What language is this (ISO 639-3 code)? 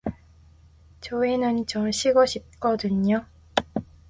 kor